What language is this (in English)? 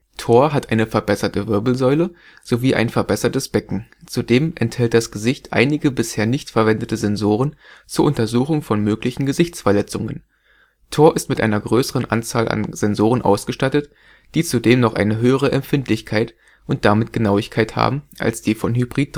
German